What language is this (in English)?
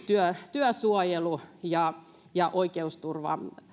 Finnish